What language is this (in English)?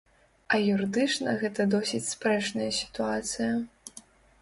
Belarusian